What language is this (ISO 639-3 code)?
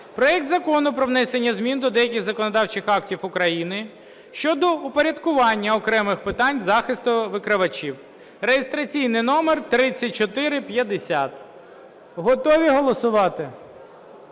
ukr